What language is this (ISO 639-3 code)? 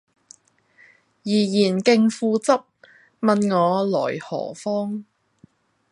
yue